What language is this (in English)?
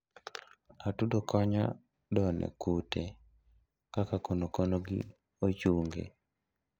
Luo (Kenya and Tanzania)